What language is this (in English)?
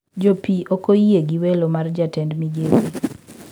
Luo (Kenya and Tanzania)